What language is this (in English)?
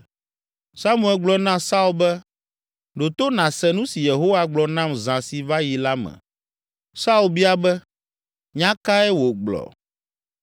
Ewe